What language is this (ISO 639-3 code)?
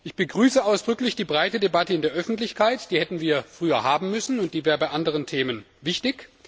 deu